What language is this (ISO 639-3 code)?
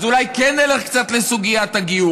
heb